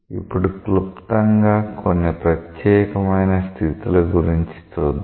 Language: Telugu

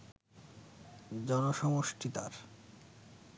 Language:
Bangla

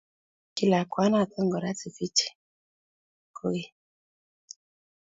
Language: Kalenjin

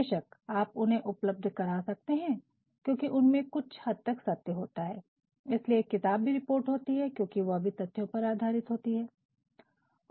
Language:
Hindi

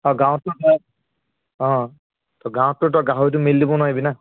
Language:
Assamese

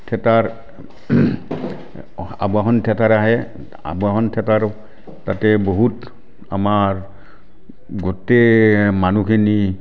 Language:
Assamese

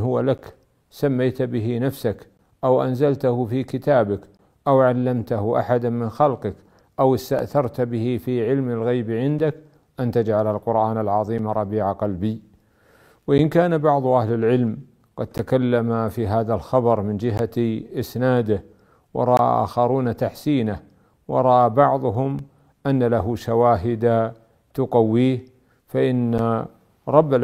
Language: Arabic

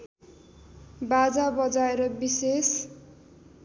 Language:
Nepali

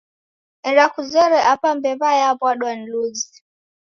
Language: Taita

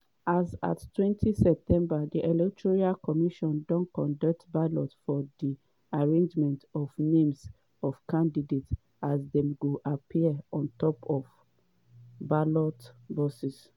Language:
Nigerian Pidgin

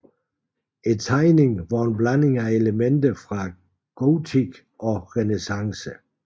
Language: Danish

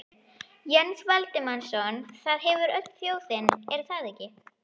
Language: Icelandic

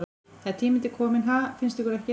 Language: Icelandic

